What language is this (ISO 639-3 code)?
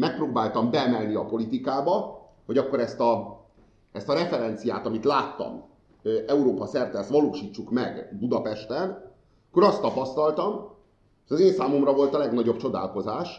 hun